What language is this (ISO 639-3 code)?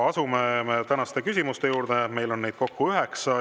est